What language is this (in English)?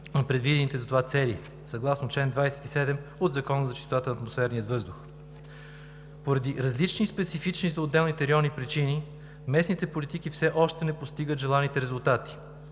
Bulgarian